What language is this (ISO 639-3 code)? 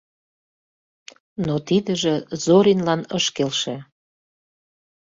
chm